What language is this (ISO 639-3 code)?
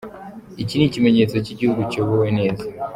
kin